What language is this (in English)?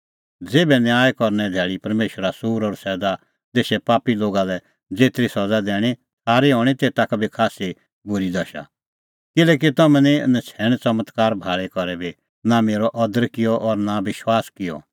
Kullu Pahari